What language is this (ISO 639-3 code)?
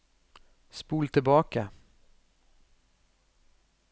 nor